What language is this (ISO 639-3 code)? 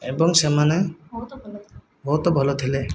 ori